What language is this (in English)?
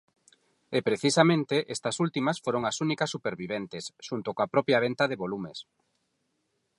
Galician